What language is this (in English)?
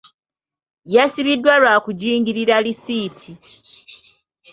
Ganda